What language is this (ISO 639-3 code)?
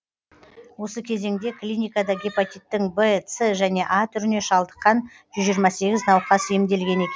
kaz